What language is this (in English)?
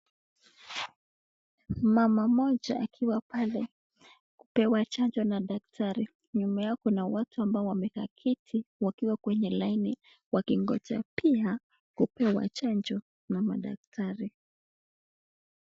Swahili